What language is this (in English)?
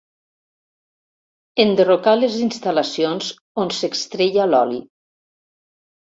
Catalan